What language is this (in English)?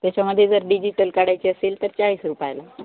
Marathi